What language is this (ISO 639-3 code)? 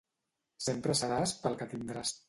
cat